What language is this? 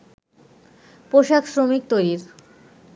Bangla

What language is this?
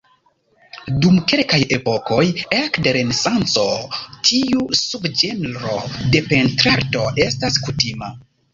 Esperanto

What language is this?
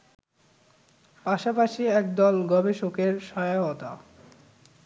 Bangla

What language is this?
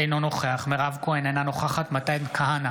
Hebrew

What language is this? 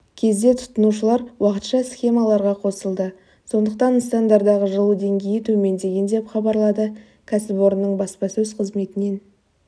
Kazakh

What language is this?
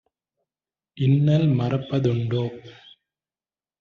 Tamil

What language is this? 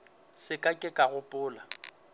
Northern Sotho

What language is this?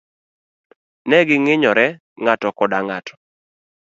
Luo (Kenya and Tanzania)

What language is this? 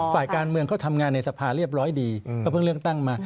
Thai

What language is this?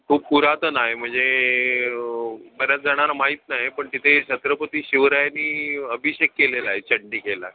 Marathi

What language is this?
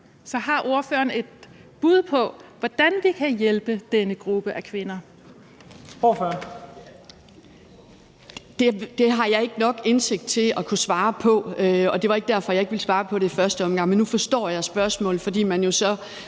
Danish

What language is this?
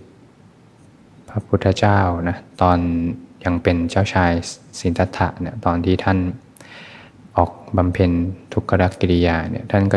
Thai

